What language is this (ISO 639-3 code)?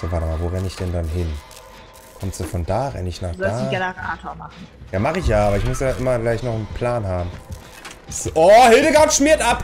deu